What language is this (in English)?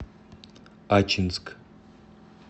Russian